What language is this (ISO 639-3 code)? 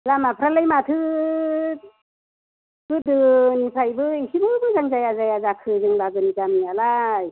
brx